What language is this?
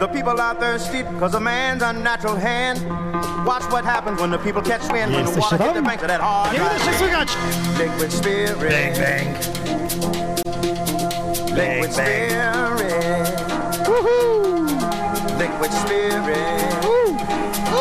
Polish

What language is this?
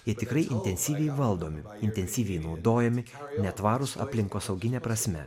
Lithuanian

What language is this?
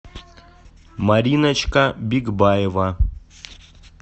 Russian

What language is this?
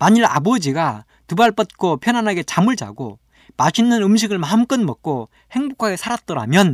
Korean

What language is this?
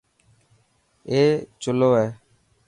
Dhatki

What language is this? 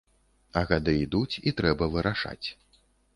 Belarusian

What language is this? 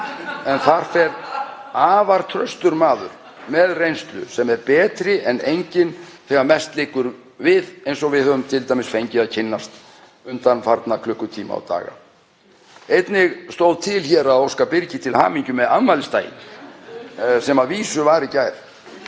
Icelandic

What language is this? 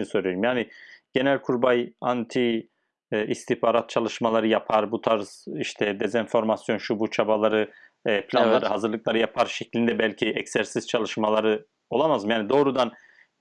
Turkish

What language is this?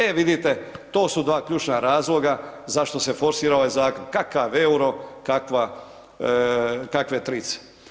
Croatian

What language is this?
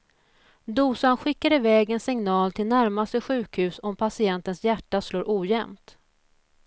Swedish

